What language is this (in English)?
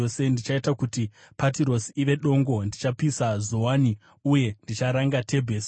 Shona